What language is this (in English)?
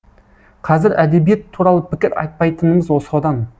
Kazakh